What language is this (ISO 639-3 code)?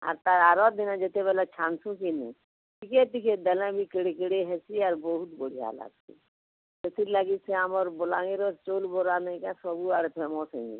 ori